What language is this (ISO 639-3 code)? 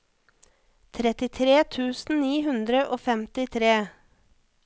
nor